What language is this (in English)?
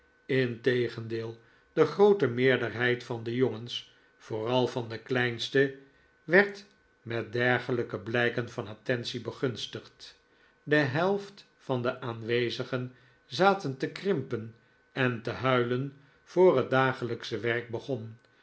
Dutch